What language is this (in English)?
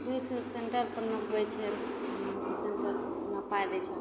Maithili